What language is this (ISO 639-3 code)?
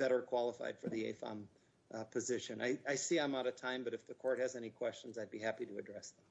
eng